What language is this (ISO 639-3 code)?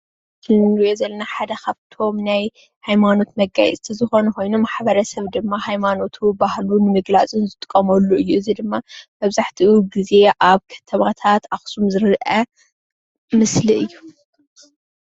tir